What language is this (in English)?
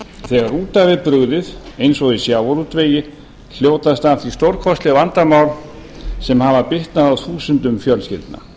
Icelandic